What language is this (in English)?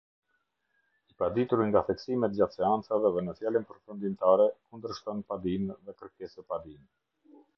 Albanian